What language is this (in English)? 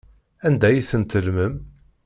Kabyle